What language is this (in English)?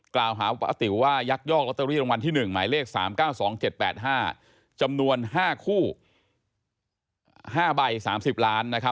Thai